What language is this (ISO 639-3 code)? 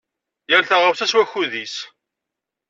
kab